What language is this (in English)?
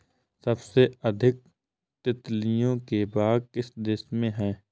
Hindi